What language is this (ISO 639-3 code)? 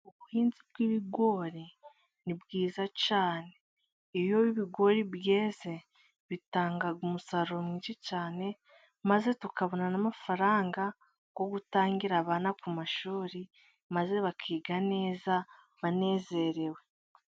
kin